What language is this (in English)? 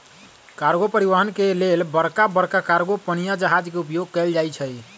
Magahi